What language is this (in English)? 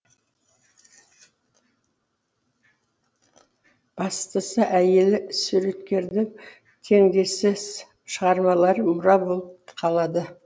Kazakh